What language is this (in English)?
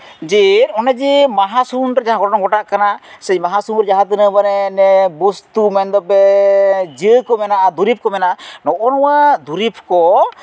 Santali